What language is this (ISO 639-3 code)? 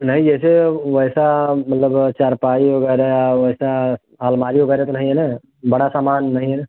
hin